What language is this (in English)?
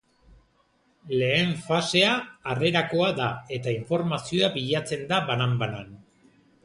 Basque